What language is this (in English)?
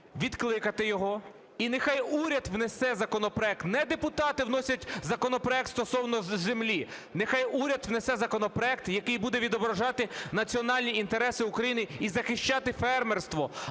Ukrainian